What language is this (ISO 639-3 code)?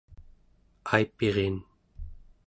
esu